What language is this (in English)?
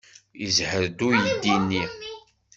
Kabyle